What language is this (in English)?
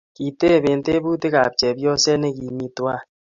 Kalenjin